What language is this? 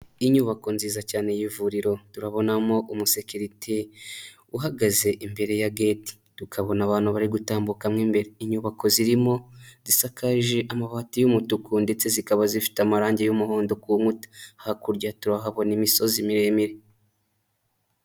Kinyarwanda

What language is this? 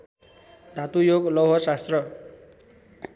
Nepali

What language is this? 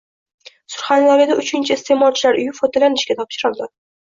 Uzbek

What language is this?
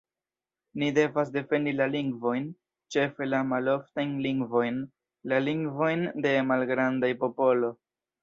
Esperanto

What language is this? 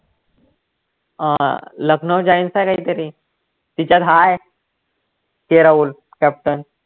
Marathi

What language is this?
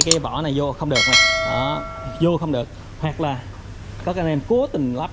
Vietnamese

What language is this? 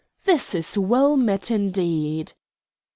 English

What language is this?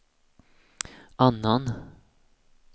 Swedish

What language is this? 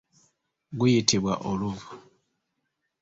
Ganda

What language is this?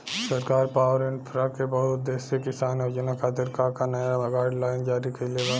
Bhojpuri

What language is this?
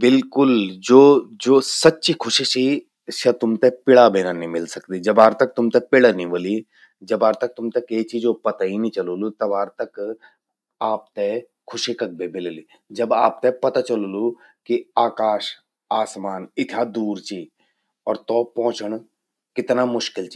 Garhwali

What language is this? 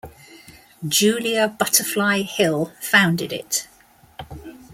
English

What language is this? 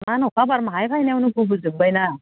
Bodo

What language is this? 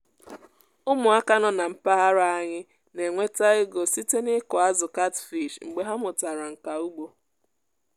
Igbo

